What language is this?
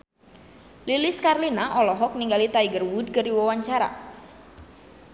Sundanese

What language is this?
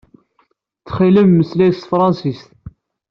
Kabyle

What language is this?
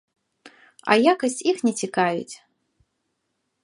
Belarusian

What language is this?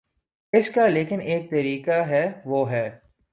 Urdu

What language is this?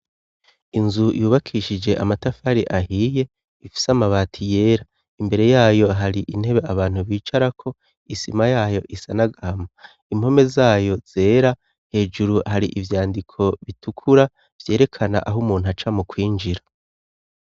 Rundi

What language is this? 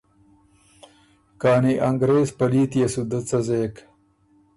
Ormuri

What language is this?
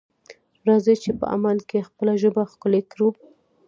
Pashto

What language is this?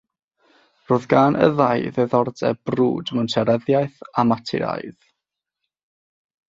Welsh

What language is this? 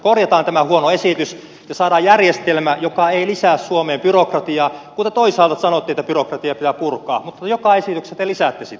Finnish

